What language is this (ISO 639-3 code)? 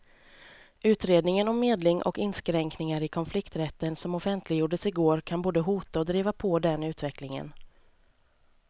swe